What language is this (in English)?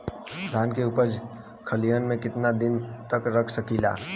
Bhojpuri